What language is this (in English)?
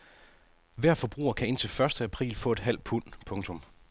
Danish